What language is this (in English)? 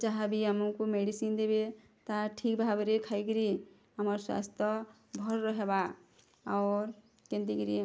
Odia